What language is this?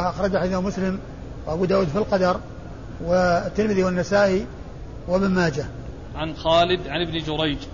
Arabic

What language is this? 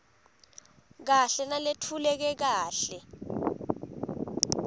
Swati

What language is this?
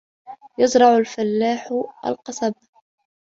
Arabic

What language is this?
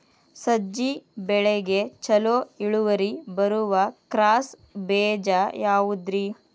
Kannada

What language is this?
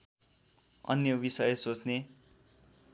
Nepali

